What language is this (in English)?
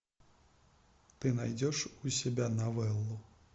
Russian